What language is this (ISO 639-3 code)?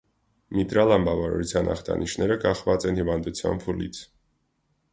hye